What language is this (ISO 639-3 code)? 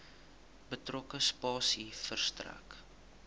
afr